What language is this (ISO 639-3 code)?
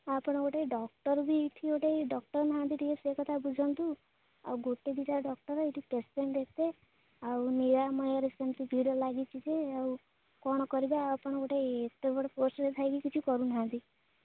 ori